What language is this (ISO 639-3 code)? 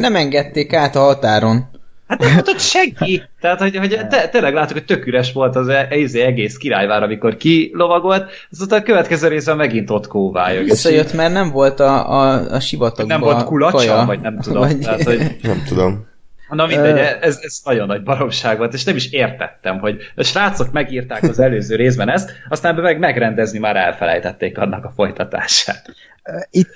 hun